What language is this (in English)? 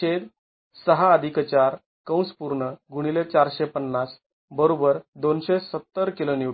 Marathi